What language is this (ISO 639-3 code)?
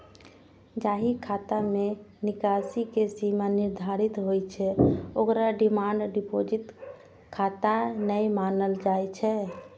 mai